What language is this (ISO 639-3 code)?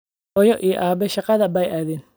som